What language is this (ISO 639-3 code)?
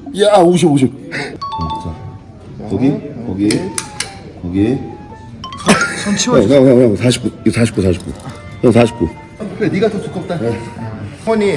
kor